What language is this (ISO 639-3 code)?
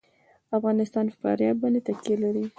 pus